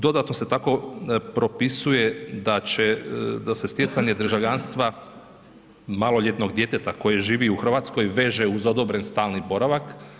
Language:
Croatian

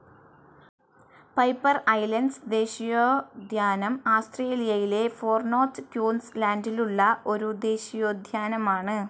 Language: Malayalam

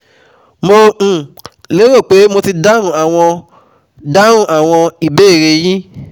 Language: Yoruba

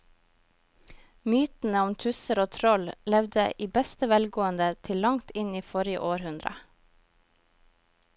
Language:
Norwegian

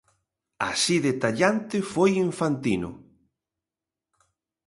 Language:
Galician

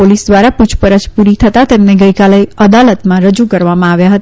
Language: Gujarati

